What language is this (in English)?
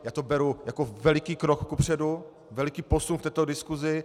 Czech